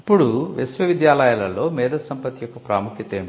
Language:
Telugu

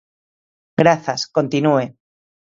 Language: Galician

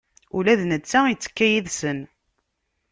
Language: Kabyle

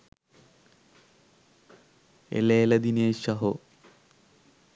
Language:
Sinhala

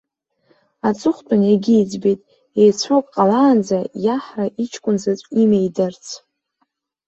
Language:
Abkhazian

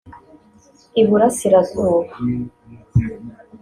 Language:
Kinyarwanda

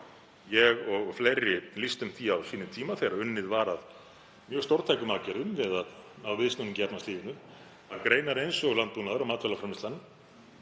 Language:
Icelandic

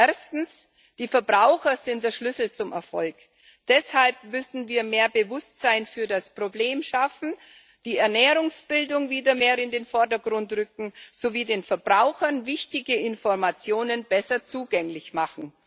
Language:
German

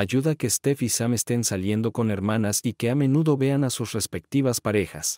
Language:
Spanish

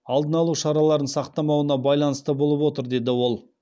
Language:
Kazakh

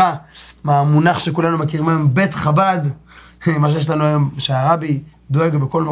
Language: Hebrew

